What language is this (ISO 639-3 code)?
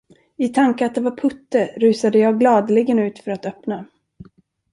swe